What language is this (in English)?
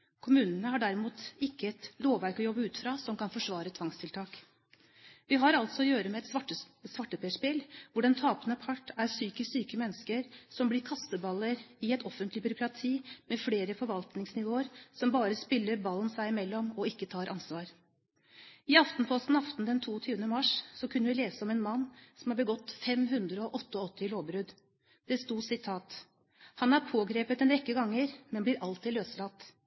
Norwegian Bokmål